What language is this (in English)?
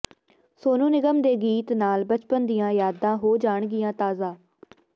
Punjabi